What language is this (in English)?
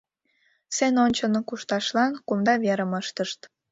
Mari